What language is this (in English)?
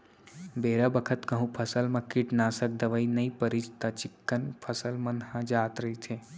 Chhattisgarhi